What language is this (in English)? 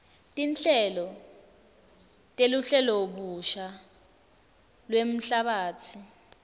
Swati